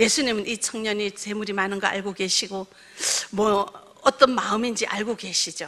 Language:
Korean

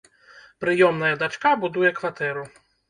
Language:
Belarusian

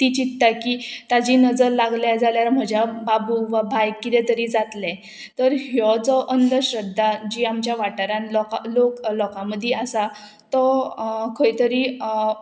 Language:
Konkani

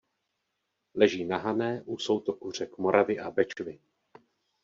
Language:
Czech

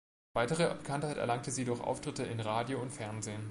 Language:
German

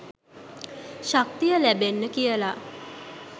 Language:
Sinhala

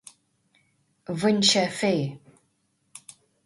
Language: Irish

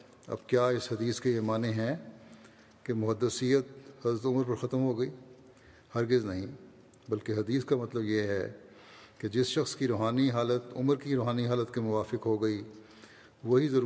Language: Urdu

